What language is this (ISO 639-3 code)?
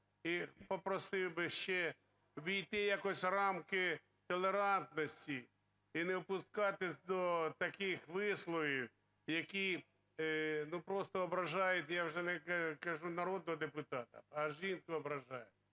ukr